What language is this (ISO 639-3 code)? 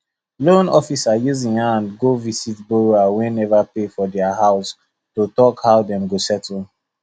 pcm